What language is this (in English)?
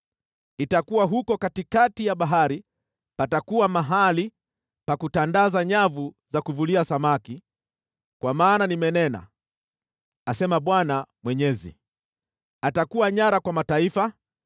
Swahili